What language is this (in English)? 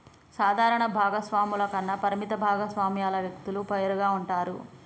Telugu